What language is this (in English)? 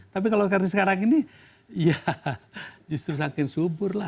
Indonesian